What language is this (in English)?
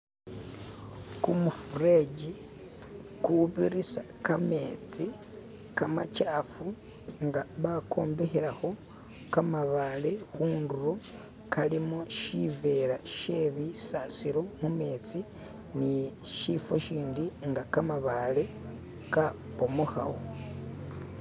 Masaaba